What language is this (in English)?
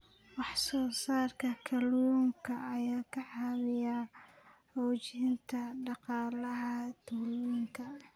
Somali